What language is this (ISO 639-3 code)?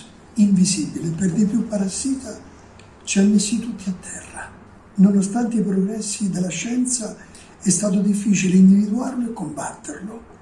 ita